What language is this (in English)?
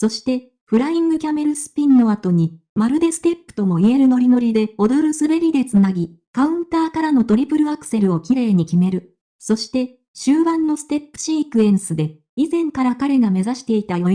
Japanese